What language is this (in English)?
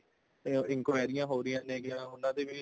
Punjabi